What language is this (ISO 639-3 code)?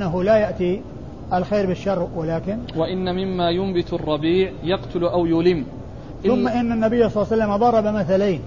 ara